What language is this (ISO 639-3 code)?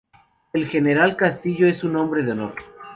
spa